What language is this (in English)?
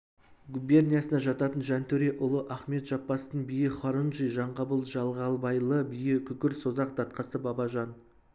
Kazakh